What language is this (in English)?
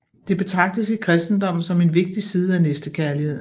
Danish